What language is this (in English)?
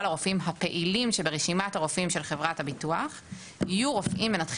Hebrew